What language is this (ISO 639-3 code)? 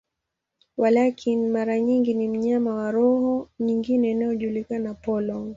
swa